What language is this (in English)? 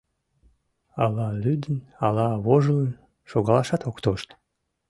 Mari